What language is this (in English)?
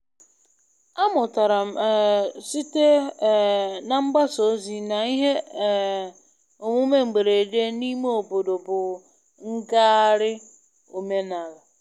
Igbo